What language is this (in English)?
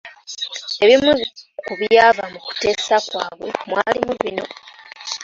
Ganda